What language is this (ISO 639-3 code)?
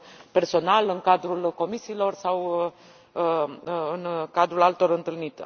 ron